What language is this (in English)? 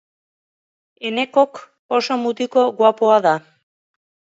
Basque